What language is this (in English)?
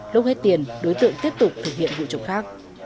Vietnamese